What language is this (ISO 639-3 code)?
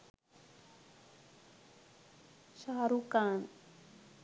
sin